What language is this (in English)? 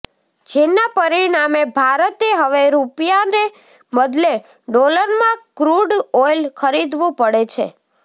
Gujarati